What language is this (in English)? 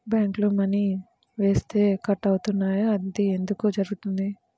Telugu